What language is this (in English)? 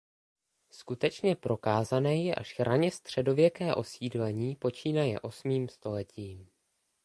Czech